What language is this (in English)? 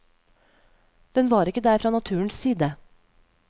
Norwegian